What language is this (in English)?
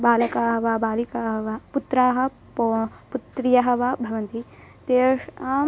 Sanskrit